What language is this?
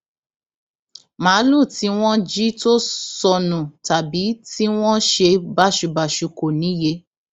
Yoruba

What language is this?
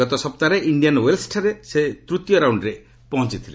Odia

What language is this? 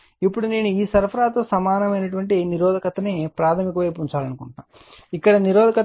Telugu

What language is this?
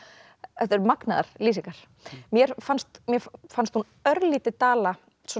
Icelandic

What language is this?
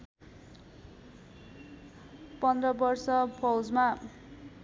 Nepali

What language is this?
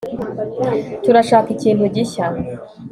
Kinyarwanda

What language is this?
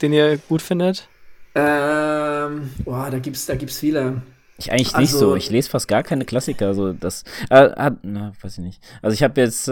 German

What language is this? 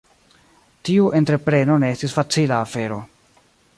Esperanto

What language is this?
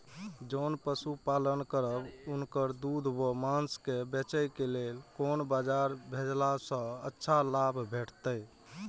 Maithili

